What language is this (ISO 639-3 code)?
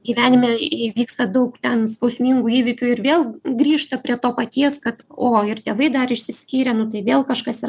lit